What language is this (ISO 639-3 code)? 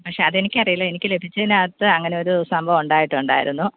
mal